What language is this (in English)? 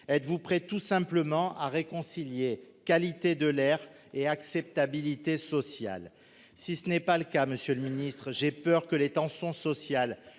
French